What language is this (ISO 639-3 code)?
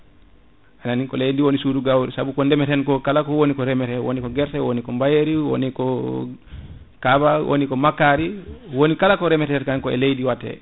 ful